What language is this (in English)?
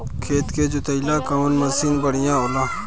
Bhojpuri